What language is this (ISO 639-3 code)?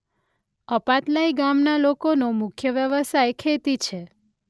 guj